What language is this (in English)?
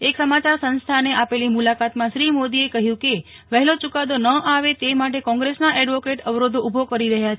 Gujarati